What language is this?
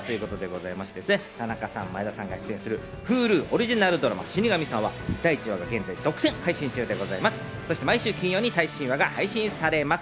Japanese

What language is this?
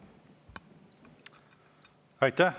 Estonian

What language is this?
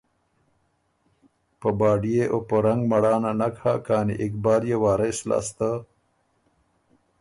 Ormuri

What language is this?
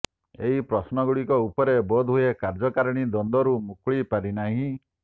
Odia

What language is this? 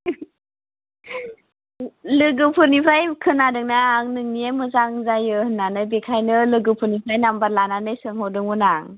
Bodo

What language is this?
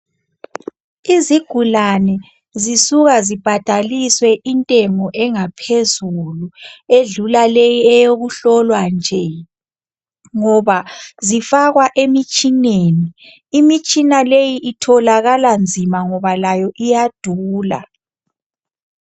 North Ndebele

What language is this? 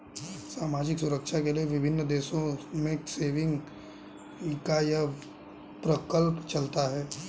Hindi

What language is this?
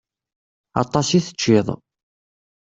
Kabyle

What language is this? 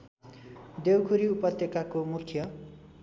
Nepali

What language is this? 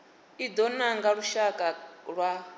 Venda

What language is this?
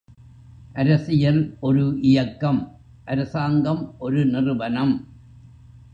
Tamil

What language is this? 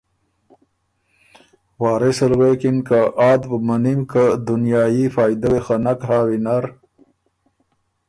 Ormuri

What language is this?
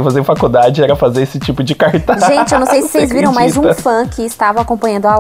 Portuguese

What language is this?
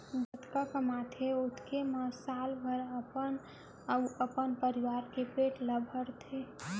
Chhattisgarhi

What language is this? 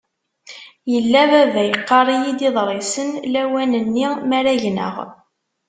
Kabyle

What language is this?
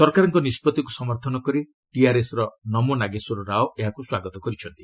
Odia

